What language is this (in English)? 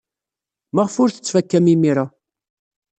Kabyle